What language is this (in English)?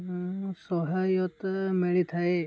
Odia